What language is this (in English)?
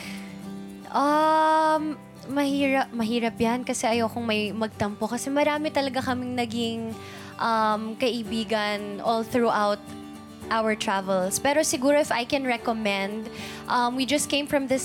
Filipino